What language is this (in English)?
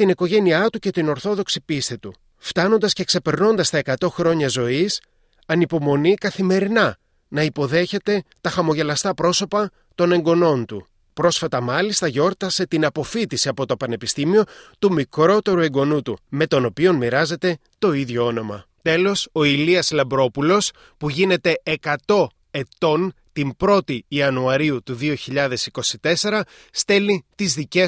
Greek